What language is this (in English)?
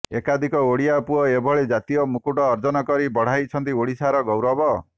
Odia